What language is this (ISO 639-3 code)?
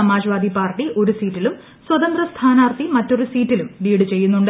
mal